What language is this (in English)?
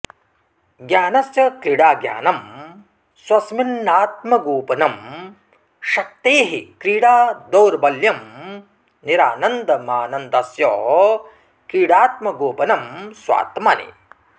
Sanskrit